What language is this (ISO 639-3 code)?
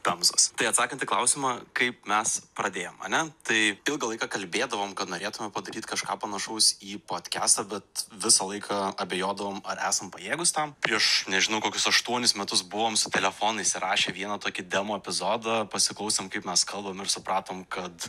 lit